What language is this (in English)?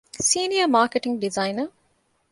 Divehi